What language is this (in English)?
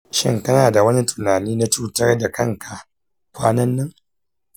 Hausa